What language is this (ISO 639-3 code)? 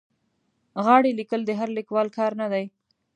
pus